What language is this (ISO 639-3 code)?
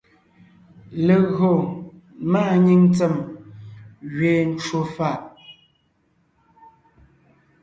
nnh